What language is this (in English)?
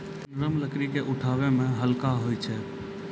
Maithili